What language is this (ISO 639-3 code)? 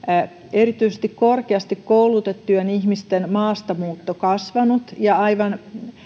fin